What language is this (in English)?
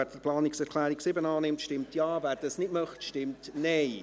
Swiss German